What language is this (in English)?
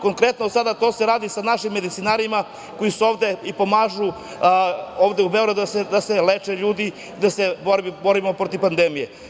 Serbian